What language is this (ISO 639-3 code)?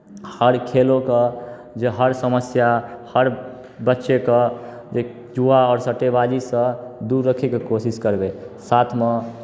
mai